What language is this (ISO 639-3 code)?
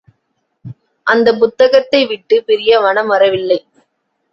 tam